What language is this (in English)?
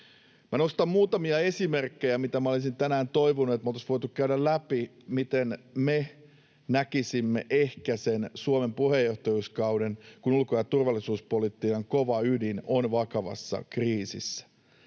Finnish